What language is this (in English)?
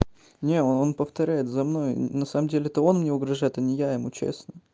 Russian